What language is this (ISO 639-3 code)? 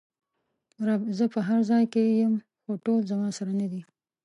pus